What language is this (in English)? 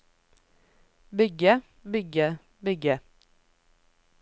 Norwegian